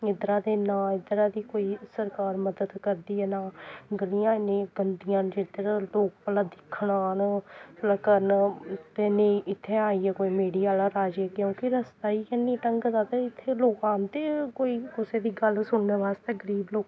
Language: Dogri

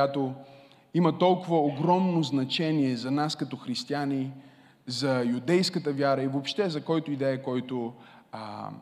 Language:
Bulgarian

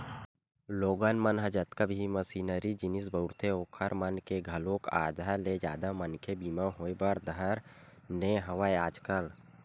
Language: Chhattisgarhi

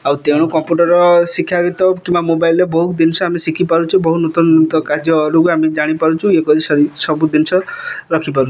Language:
Odia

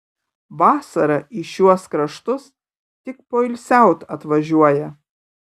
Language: Lithuanian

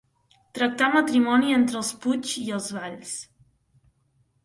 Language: Catalan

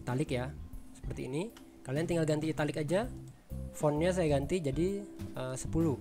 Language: Indonesian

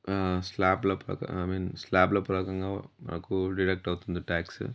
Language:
Telugu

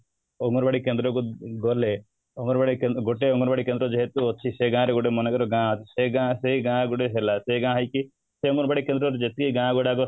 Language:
Odia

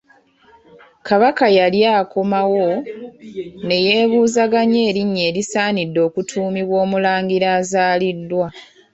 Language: Ganda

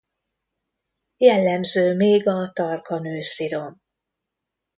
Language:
Hungarian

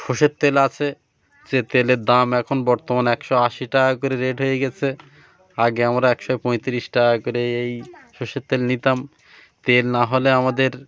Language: Bangla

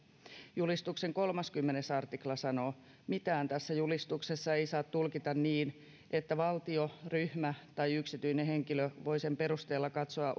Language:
Finnish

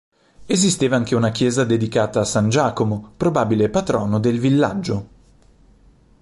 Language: Italian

